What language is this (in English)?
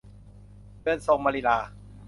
Thai